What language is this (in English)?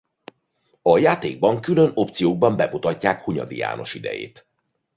Hungarian